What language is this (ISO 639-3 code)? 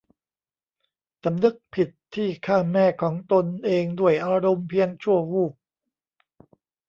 tha